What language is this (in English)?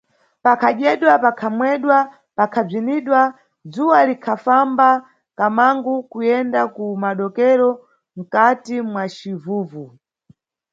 Nyungwe